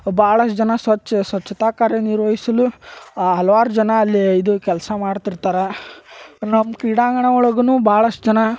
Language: Kannada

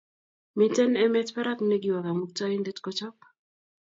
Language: Kalenjin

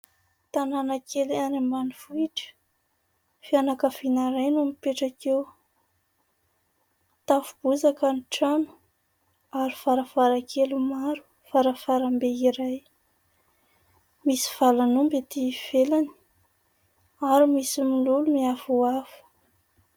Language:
Malagasy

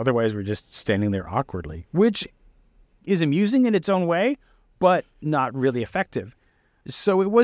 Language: English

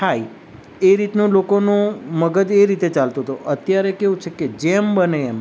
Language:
Gujarati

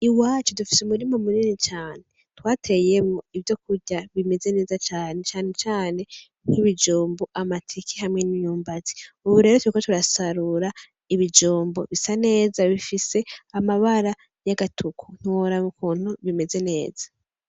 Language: Rundi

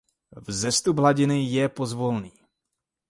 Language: Czech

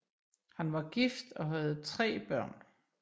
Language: Danish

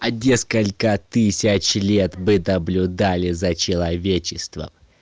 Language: Russian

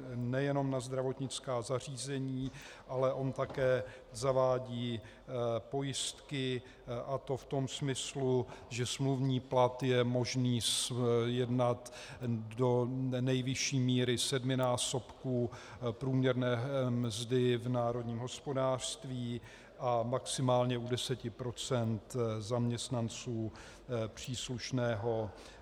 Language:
Czech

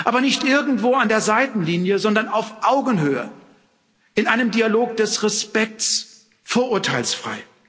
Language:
German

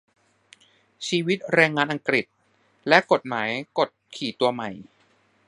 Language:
Thai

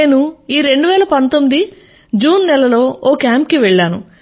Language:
Telugu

